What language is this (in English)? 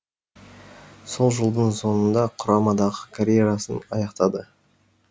Kazakh